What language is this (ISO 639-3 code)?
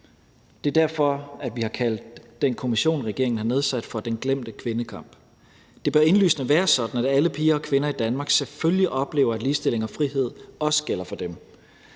dan